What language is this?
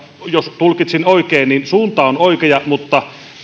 Finnish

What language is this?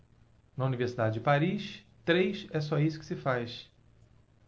Portuguese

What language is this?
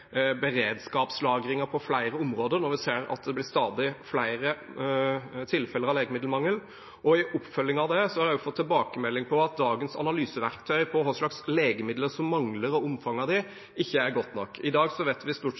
Norwegian Bokmål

